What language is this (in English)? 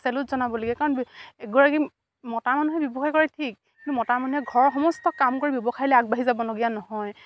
Assamese